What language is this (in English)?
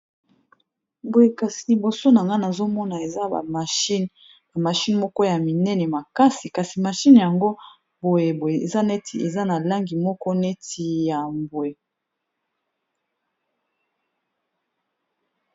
Lingala